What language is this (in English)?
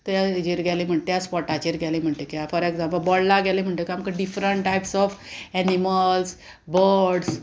Konkani